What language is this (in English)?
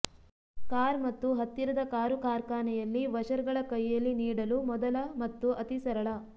Kannada